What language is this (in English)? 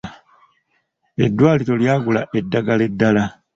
Ganda